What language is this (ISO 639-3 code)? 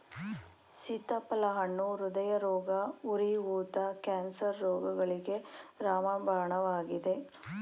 kan